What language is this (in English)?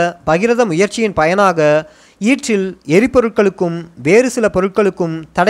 Tamil